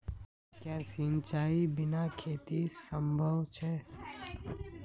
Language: Magahi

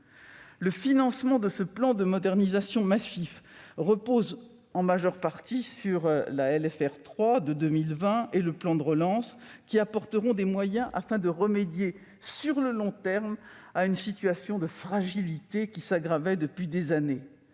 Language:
French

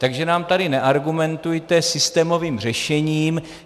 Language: Czech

